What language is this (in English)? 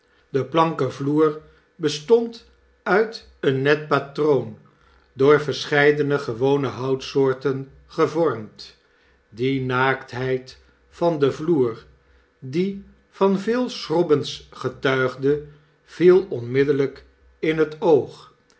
Dutch